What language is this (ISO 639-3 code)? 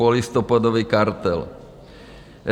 ces